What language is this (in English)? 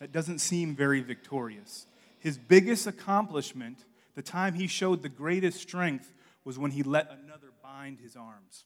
English